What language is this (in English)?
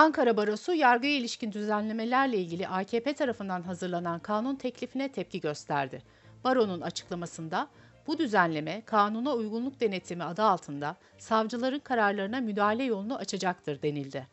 Turkish